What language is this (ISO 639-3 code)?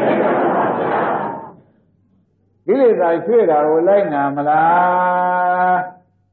ara